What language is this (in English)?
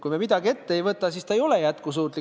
Estonian